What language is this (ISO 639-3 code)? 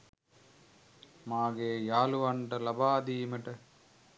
sin